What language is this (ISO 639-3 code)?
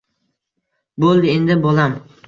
uzb